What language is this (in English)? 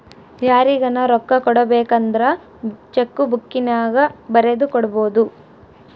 Kannada